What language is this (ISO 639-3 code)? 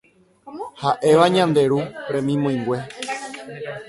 grn